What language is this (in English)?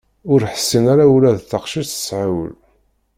Kabyle